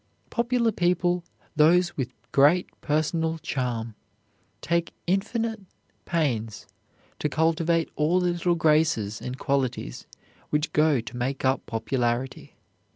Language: English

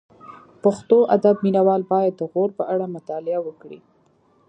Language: Pashto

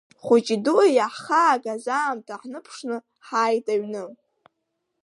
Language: Abkhazian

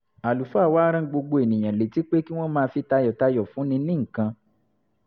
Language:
Yoruba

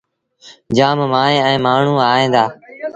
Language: Sindhi Bhil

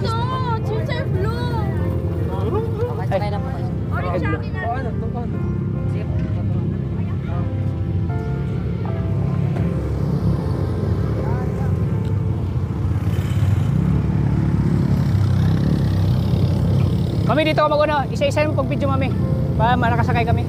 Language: Filipino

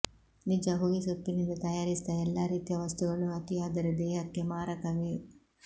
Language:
Kannada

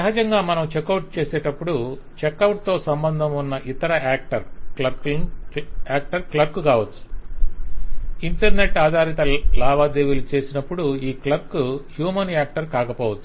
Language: Telugu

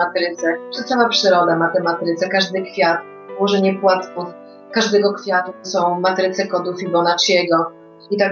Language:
Polish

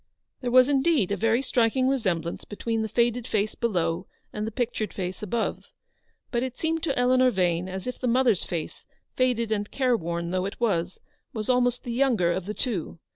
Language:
English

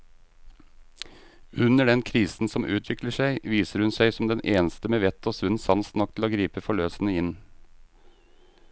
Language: Norwegian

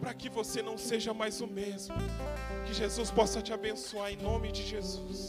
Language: Portuguese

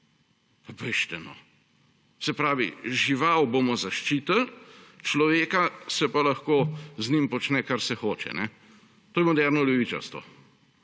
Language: Slovenian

